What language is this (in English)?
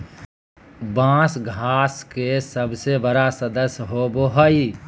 Magahi